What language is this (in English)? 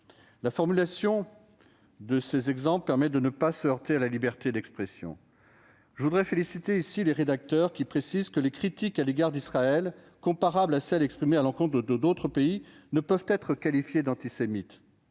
French